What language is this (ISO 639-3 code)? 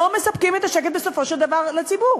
heb